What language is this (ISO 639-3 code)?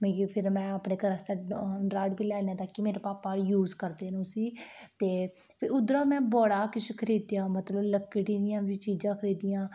doi